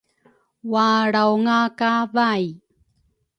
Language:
Rukai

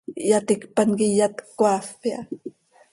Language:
Seri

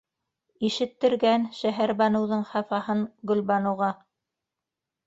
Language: Bashkir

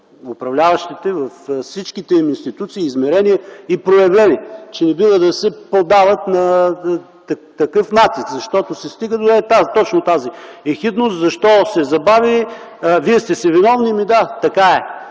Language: Bulgarian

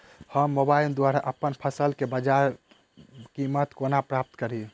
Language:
Maithili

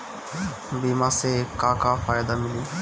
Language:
Bhojpuri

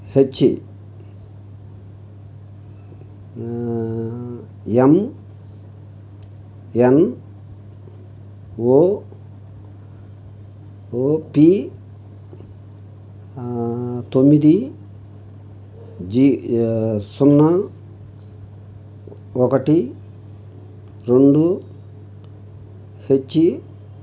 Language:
Telugu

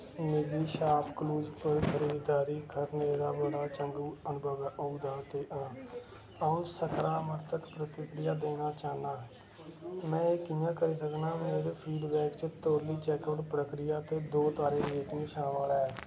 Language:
Dogri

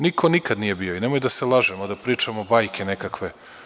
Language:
Serbian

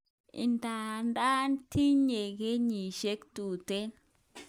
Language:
Kalenjin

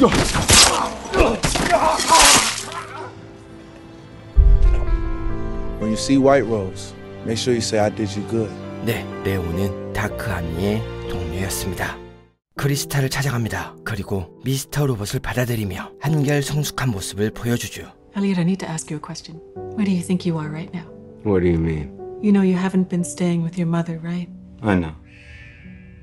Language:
Korean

